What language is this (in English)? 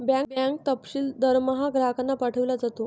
Marathi